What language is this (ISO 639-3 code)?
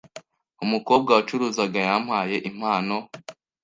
kin